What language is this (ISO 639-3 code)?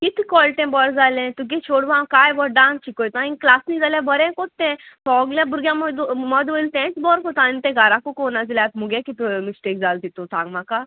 kok